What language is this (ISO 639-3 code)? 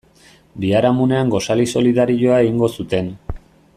eus